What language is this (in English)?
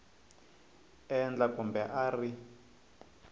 Tsonga